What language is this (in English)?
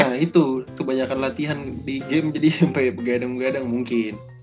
Indonesian